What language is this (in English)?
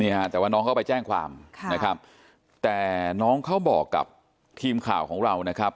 Thai